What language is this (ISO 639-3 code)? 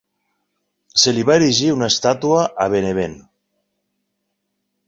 cat